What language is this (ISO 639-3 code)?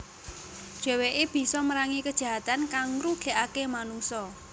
jav